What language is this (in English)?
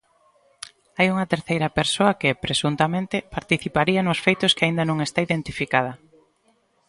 Galician